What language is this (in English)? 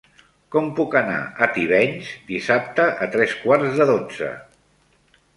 Catalan